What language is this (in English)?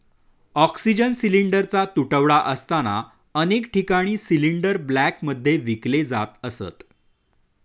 Marathi